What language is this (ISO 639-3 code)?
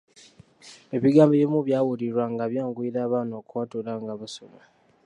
lug